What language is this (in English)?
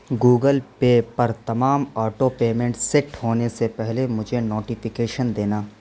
Urdu